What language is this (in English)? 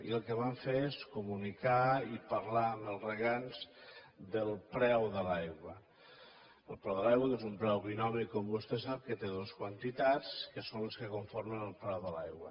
Catalan